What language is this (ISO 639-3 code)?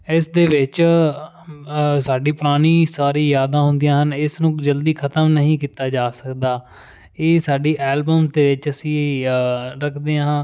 pan